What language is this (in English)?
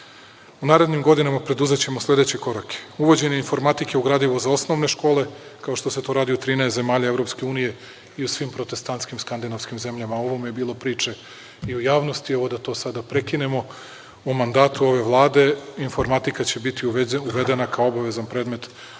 Serbian